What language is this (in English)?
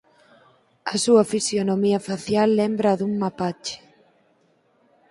Galician